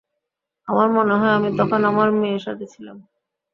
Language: Bangla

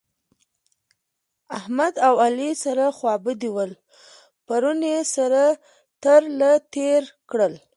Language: Pashto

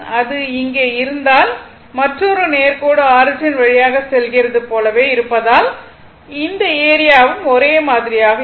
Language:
Tamil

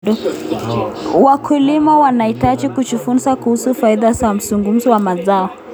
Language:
Kalenjin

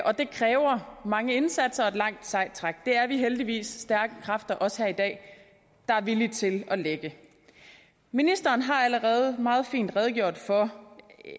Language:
Danish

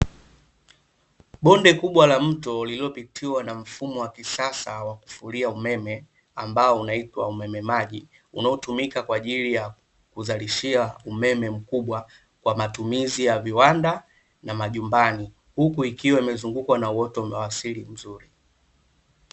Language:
Swahili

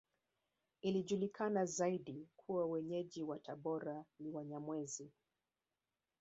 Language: Swahili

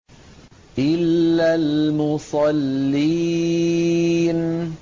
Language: Arabic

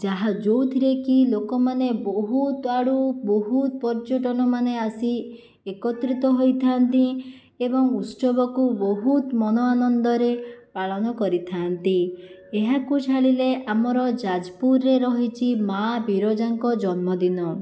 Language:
Odia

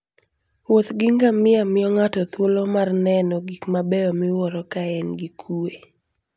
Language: Luo (Kenya and Tanzania)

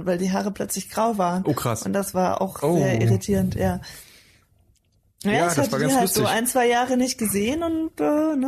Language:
German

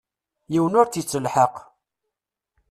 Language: Kabyle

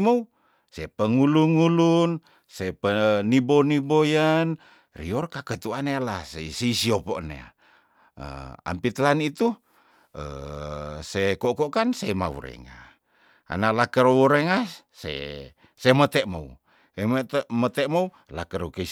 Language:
Tondano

